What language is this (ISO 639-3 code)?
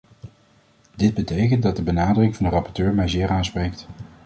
nld